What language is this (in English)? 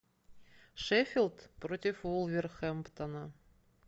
Russian